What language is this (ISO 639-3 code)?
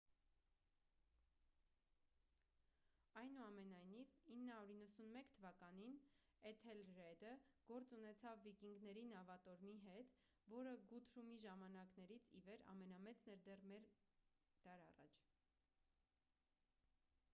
hye